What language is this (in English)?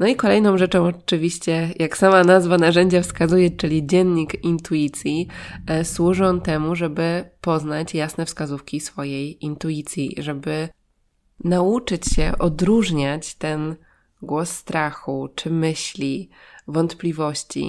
Polish